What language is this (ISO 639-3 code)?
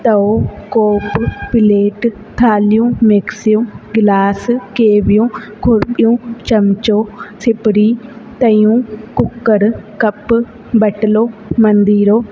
snd